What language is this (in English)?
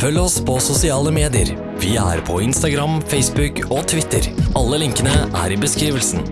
Norwegian